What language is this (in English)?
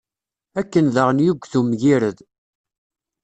Kabyle